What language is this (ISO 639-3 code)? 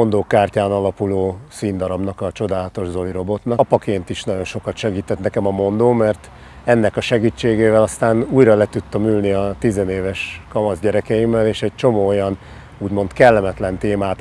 hun